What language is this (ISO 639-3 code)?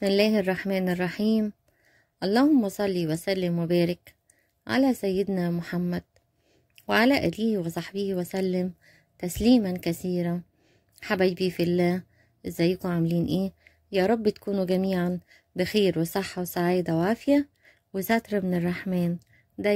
ara